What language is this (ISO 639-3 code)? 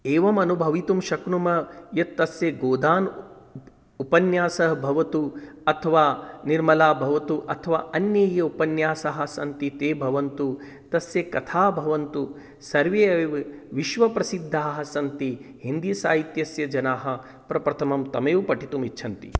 san